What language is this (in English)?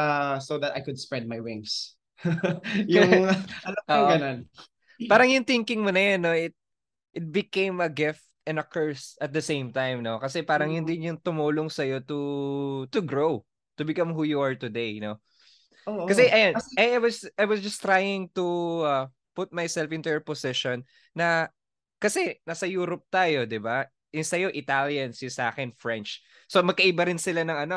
Filipino